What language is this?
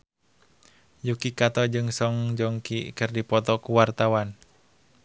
Sundanese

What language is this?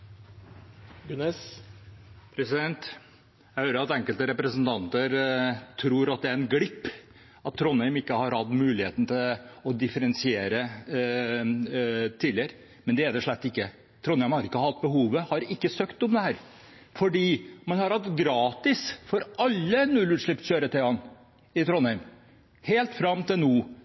Norwegian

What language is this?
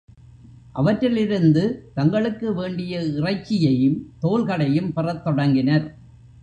Tamil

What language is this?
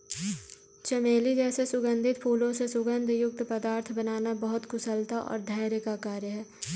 Hindi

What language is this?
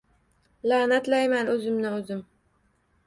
Uzbek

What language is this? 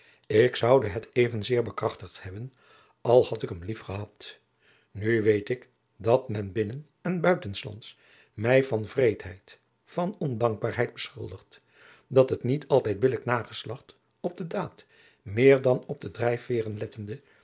Dutch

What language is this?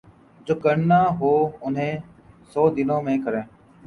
Urdu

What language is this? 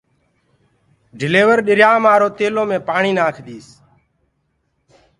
Gurgula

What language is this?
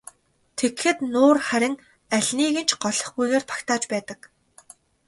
Mongolian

